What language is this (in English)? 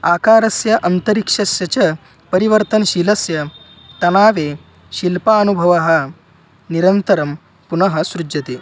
Sanskrit